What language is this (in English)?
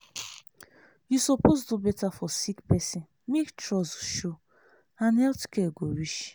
Nigerian Pidgin